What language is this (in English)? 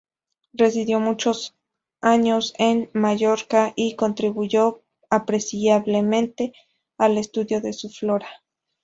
Spanish